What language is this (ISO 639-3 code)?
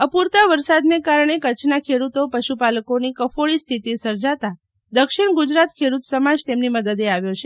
guj